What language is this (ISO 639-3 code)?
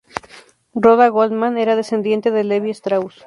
spa